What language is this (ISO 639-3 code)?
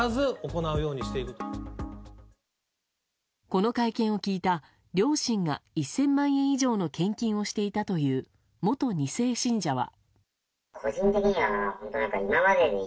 jpn